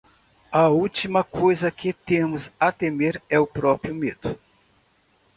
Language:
Portuguese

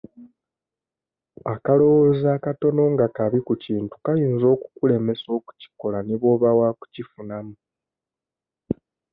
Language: Ganda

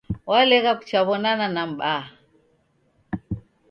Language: Taita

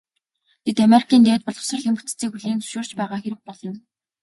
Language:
Mongolian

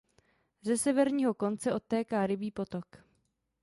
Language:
Czech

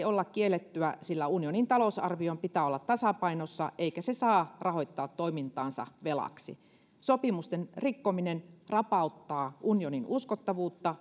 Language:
Finnish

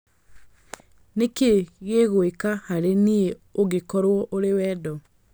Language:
Kikuyu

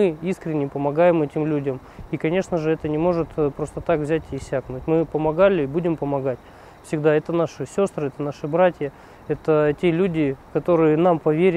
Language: Russian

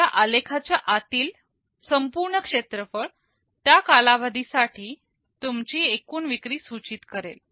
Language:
Marathi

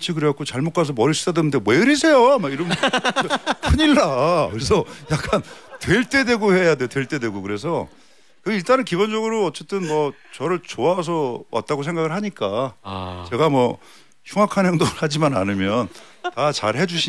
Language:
Korean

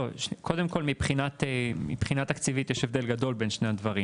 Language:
Hebrew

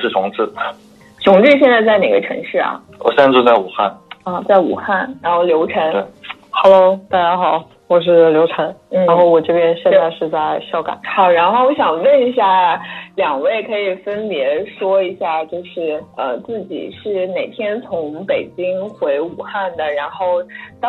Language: Chinese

